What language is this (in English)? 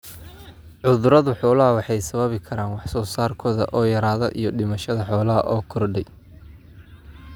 Somali